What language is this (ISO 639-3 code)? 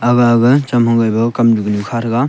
nnp